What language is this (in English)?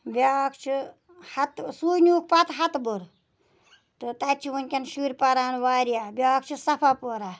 Kashmiri